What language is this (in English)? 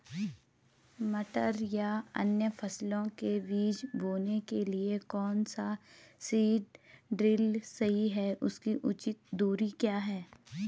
Hindi